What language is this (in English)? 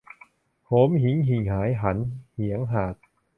Thai